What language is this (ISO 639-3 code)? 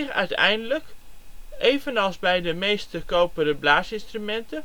nld